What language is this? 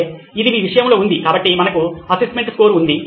Telugu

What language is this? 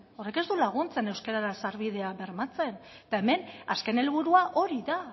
Basque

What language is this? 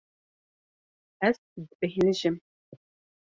Kurdish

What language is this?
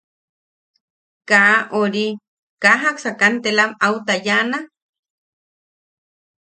Yaqui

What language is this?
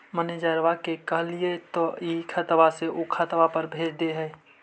Magahi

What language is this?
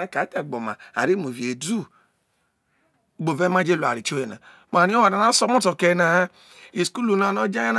Isoko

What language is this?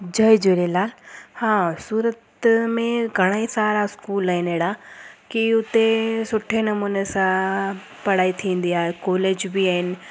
Sindhi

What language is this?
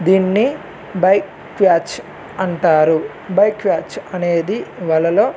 Telugu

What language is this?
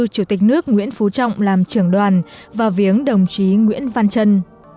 Vietnamese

